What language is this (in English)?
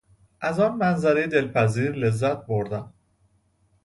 Persian